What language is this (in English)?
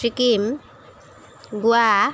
Assamese